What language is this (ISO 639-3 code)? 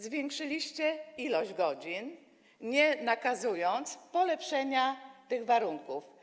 pol